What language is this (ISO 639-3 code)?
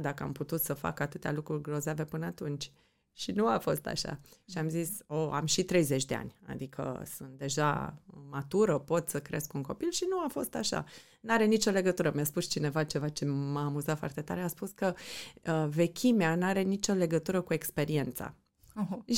ron